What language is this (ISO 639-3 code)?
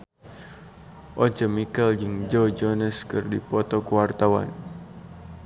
sun